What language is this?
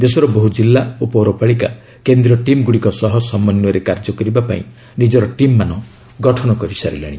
Odia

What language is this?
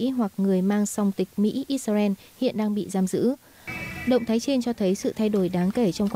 Vietnamese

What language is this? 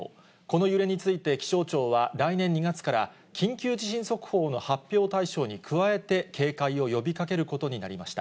Japanese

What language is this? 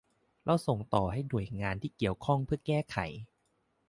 Thai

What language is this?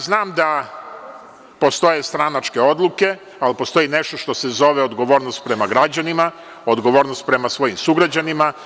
Serbian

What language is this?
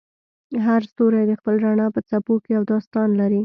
Pashto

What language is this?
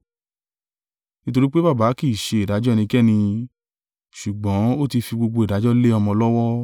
Yoruba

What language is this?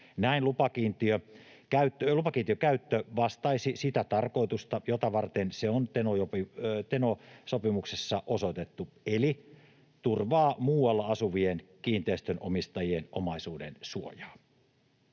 Finnish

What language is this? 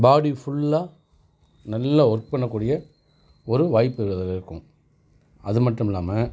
Tamil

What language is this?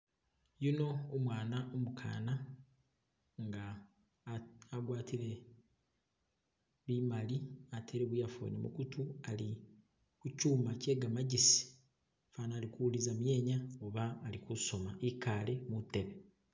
Masaaba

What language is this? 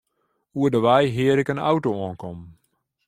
Western Frisian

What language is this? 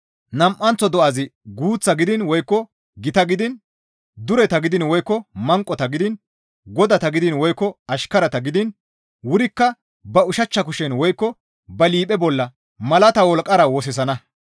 Gamo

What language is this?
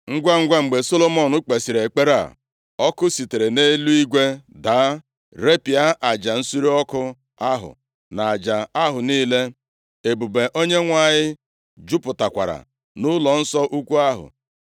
Igbo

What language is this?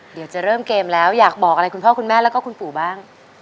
Thai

